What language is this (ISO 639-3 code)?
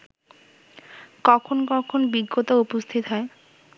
ben